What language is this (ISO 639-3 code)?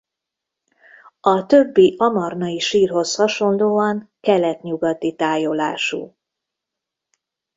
hun